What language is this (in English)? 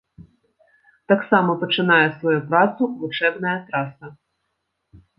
Belarusian